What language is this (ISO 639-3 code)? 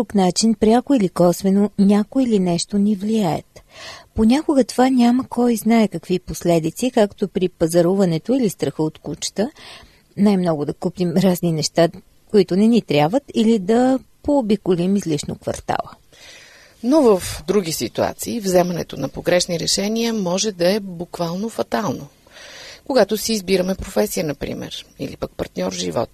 bul